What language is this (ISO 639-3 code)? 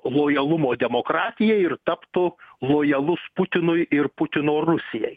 lit